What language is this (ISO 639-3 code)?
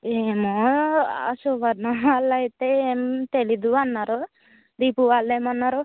tel